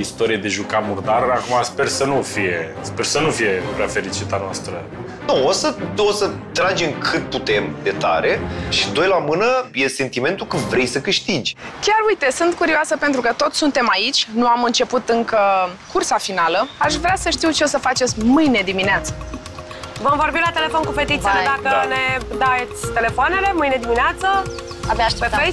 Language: Romanian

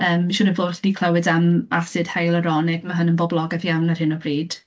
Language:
Welsh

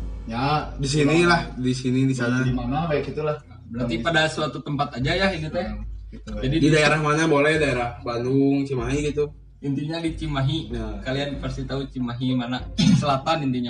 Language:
Indonesian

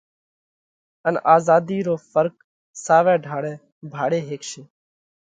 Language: Parkari Koli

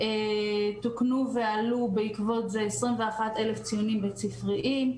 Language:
Hebrew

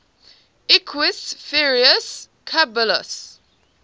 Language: English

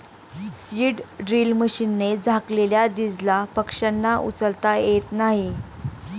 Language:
Marathi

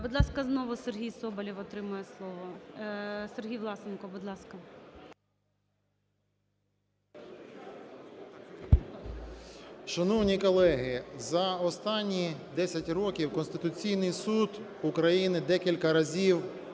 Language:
Ukrainian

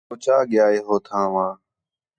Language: Khetrani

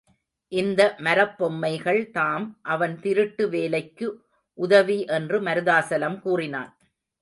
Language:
Tamil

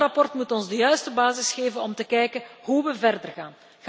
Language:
Dutch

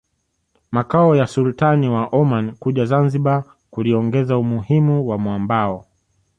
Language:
Swahili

